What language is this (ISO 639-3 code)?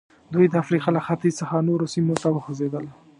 pus